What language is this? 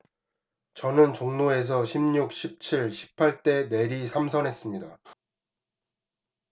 Korean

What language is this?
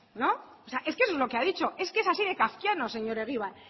Spanish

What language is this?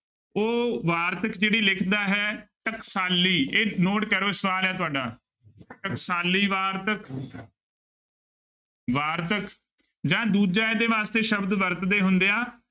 Punjabi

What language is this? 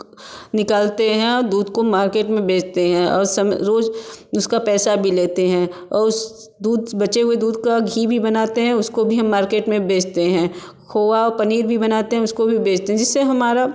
Hindi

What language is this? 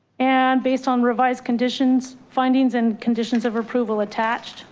English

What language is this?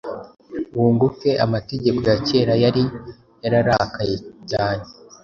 Kinyarwanda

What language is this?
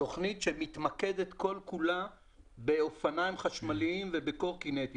Hebrew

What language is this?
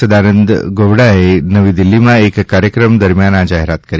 Gujarati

